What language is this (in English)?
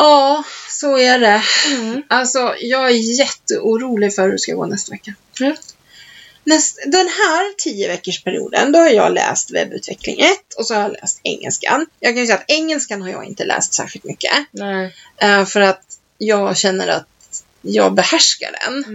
Swedish